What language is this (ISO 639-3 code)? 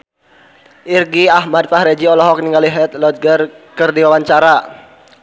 sun